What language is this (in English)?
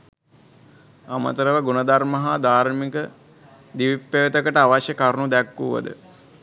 Sinhala